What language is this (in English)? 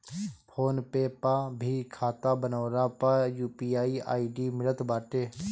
Bhojpuri